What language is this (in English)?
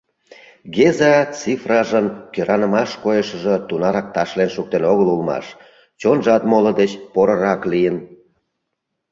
Mari